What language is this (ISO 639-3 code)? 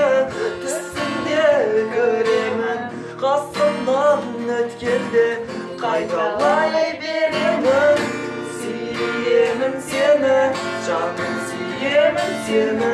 kaz